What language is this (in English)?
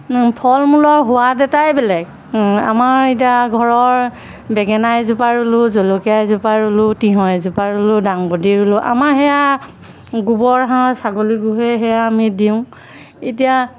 Assamese